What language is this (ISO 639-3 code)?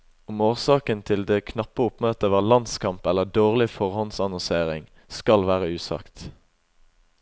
nor